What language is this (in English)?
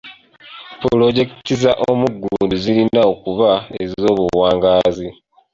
Ganda